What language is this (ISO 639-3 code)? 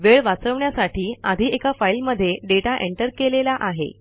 mar